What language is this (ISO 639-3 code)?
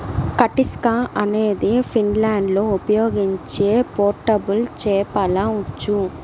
tel